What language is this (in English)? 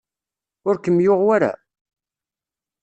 Kabyle